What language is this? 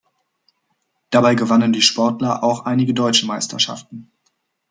German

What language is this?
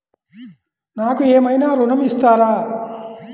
Telugu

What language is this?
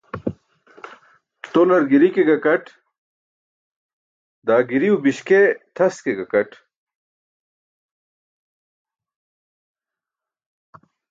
Burushaski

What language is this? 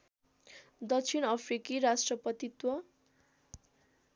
Nepali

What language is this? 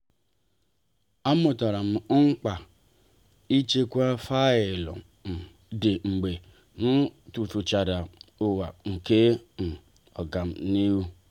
Igbo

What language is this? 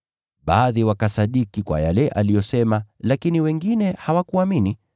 Swahili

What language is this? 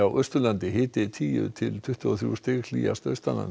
Icelandic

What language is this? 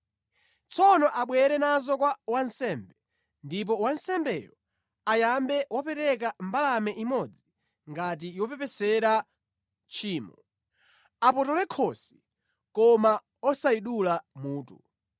Nyanja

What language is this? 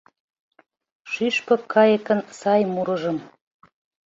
Mari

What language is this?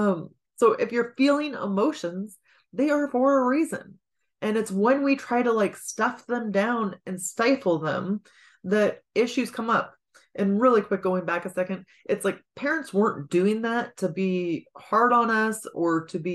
English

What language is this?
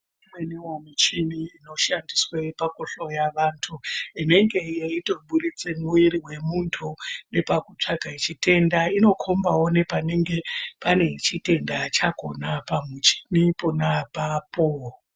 Ndau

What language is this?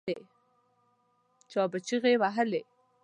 Pashto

